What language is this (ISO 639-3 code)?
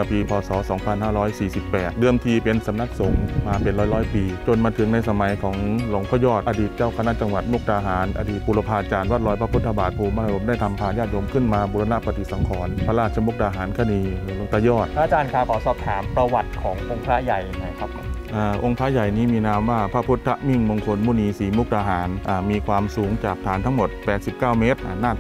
tha